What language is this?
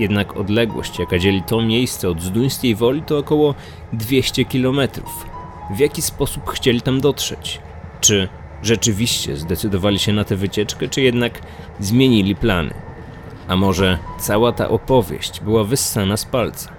Polish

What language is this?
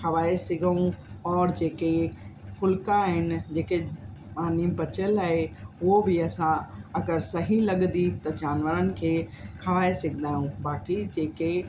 Sindhi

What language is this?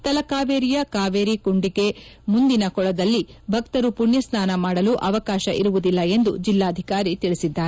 Kannada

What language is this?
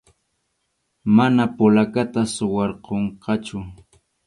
Arequipa-La Unión Quechua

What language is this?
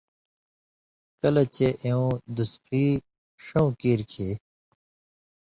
Indus Kohistani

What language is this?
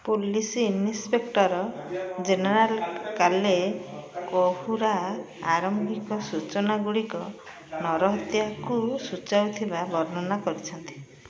Odia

